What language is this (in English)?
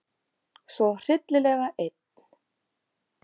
Icelandic